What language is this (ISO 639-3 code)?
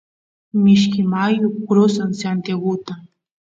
qus